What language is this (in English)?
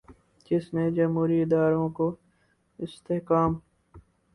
Urdu